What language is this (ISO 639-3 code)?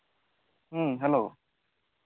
sat